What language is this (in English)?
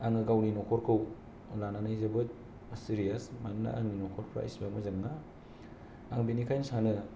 Bodo